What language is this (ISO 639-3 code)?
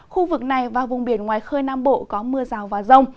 vie